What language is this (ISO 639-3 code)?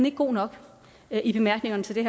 dan